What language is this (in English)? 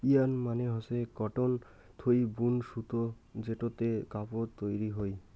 Bangla